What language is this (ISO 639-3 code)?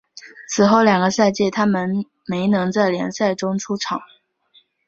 zho